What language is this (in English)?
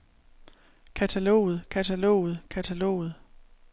Danish